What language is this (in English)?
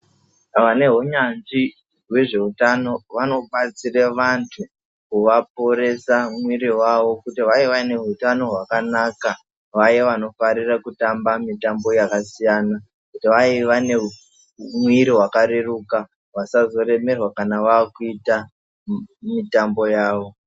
Ndau